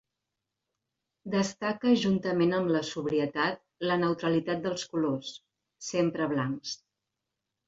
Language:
Catalan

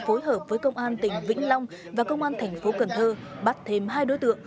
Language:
Vietnamese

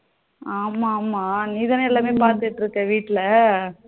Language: Tamil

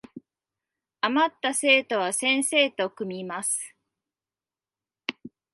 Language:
Japanese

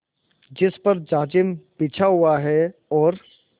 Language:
Hindi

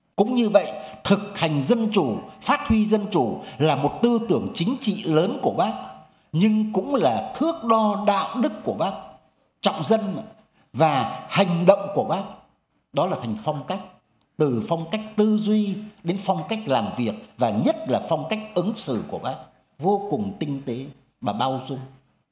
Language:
Vietnamese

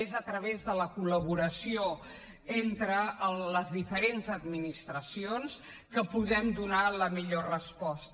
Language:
Catalan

